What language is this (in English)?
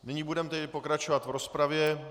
Czech